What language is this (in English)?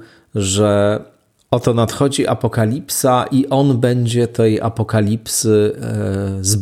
Polish